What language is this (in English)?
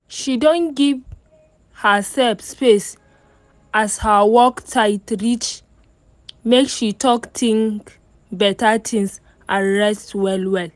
Nigerian Pidgin